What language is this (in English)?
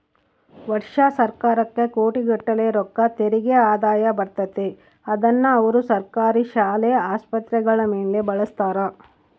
Kannada